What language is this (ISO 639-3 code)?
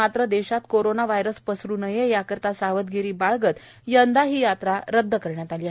mar